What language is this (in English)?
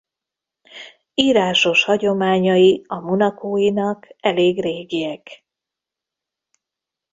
Hungarian